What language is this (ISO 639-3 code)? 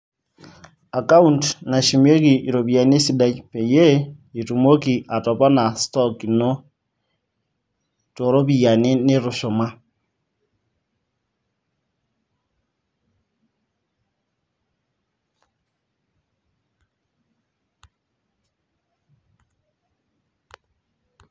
mas